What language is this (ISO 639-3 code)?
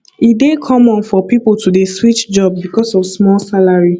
pcm